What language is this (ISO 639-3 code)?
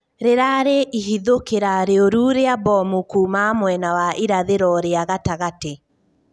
kik